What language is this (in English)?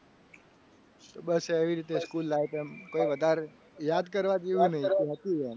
Gujarati